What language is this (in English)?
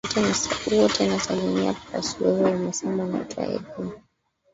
Swahili